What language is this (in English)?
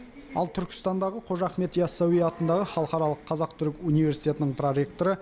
Kazakh